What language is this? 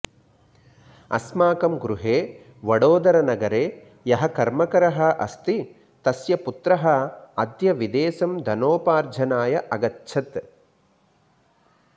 Sanskrit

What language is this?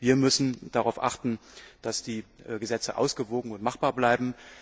German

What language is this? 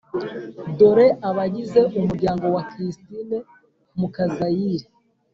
Kinyarwanda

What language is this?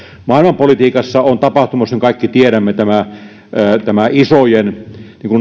Finnish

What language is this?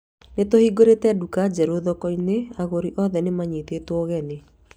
Kikuyu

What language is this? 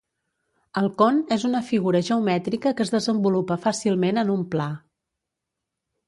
Catalan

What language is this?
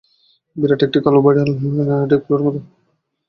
Bangla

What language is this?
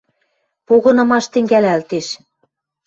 Western Mari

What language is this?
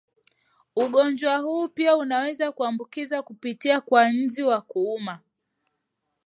Swahili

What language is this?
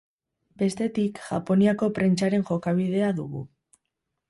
Basque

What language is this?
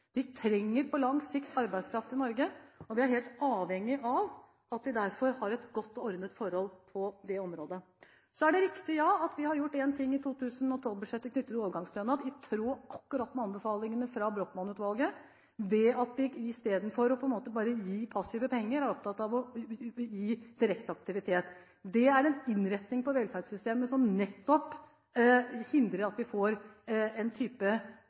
Norwegian Bokmål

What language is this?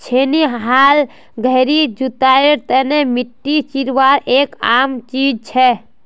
Magahi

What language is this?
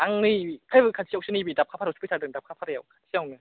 Bodo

